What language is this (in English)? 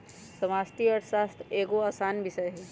Magahi